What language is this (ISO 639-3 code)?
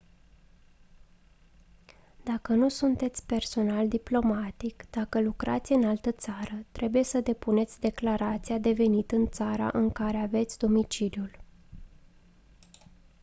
ron